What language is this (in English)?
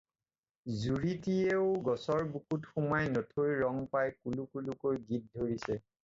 Assamese